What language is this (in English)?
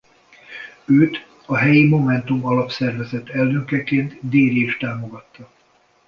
Hungarian